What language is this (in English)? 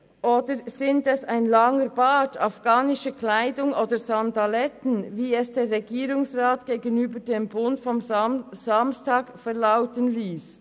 Swiss German